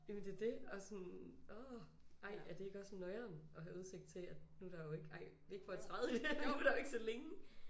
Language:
Danish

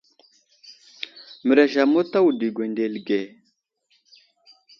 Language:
Wuzlam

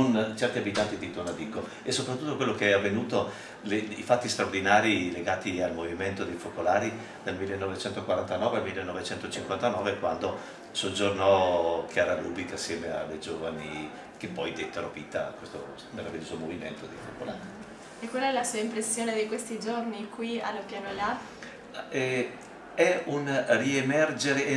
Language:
Italian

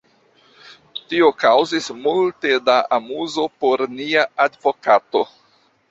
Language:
Esperanto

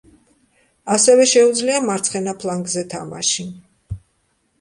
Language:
Georgian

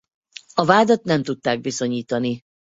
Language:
Hungarian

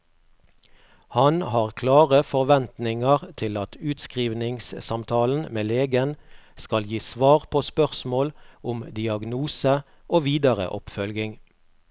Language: Norwegian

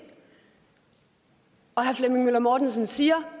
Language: Danish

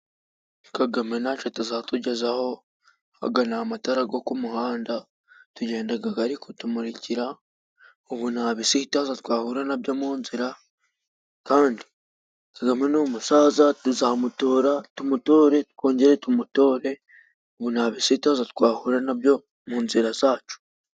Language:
Kinyarwanda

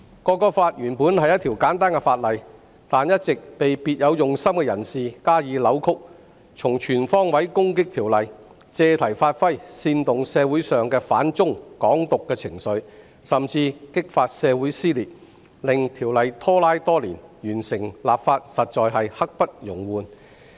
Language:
Cantonese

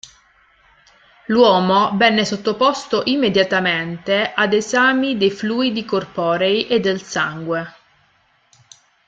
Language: Italian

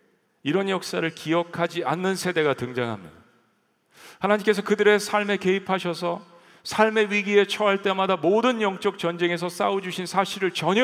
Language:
Korean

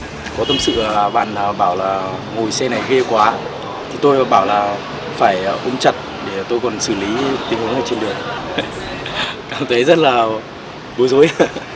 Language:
Vietnamese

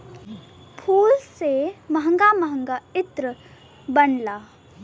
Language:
Bhojpuri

